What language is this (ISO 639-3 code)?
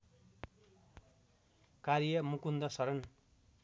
nep